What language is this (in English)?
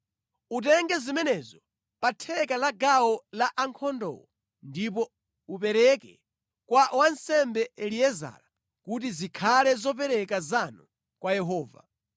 Nyanja